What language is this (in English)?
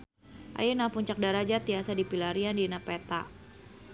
Sundanese